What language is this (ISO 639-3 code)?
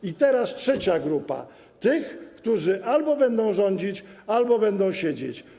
pol